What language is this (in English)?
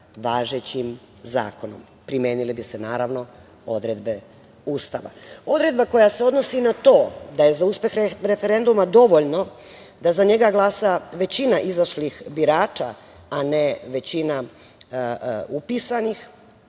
Serbian